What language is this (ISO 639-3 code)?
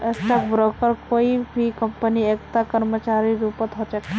mag